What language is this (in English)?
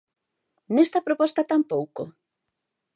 Galician